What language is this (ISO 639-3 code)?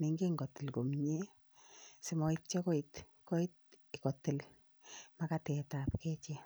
kln